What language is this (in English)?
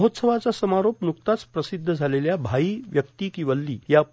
Marathi